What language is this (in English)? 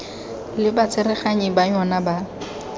Tswana